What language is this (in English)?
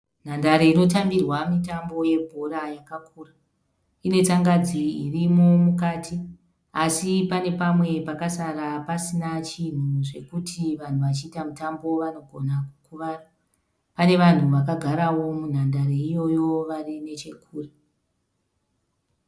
Shona